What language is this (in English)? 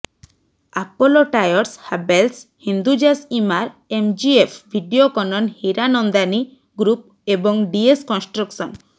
Odia